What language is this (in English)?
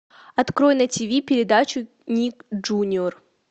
Russian